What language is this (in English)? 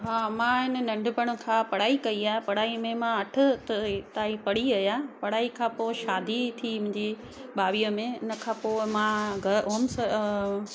Sindhi